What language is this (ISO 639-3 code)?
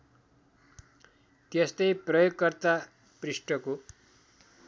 nep